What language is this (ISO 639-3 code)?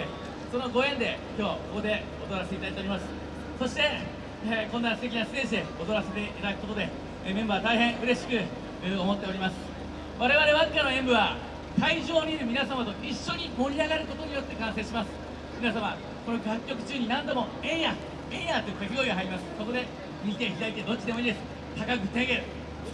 jpn